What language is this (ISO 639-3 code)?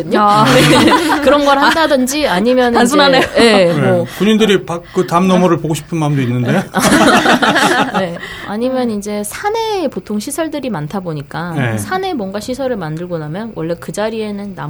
kor